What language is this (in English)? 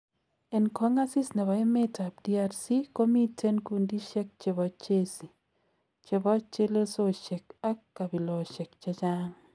Kalenjin